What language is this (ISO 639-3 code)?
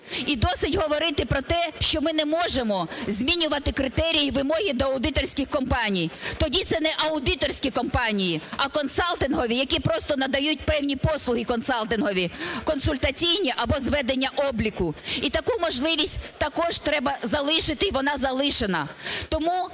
ukr